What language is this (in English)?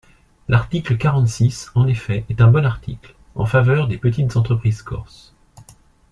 French